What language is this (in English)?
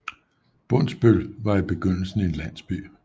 Danish